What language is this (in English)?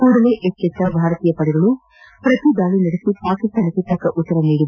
Kannada